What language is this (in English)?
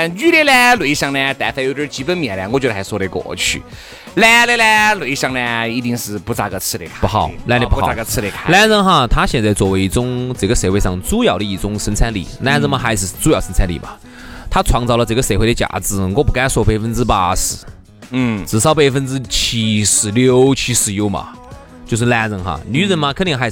Chinese